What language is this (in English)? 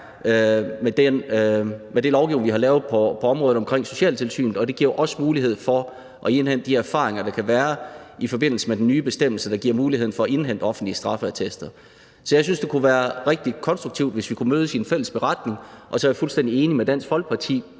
Danish